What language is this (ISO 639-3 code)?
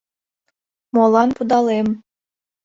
chm